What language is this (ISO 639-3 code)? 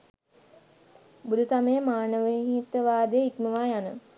sin